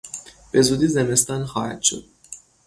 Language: Persian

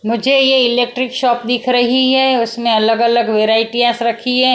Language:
Hindi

